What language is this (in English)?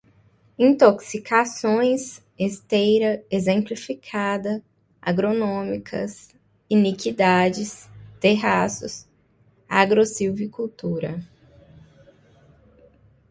Portuguese